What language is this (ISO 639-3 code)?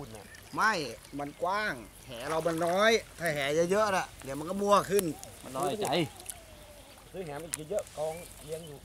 tha